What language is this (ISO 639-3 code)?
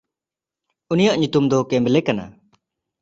sat